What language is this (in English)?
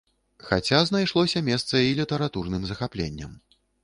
Belarusian